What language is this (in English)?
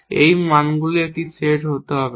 Bangla